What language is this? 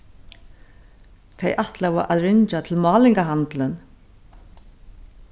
Faroese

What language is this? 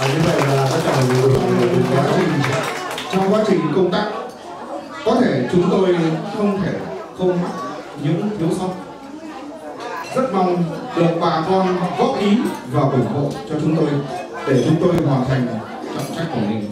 Vietnamese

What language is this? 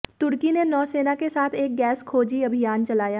Hindi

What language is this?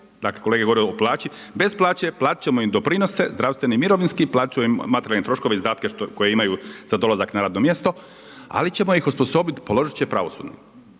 Croatian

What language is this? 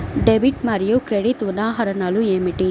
Telugu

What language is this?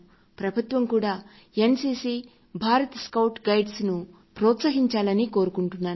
Telugu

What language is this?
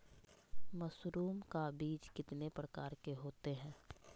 Magahi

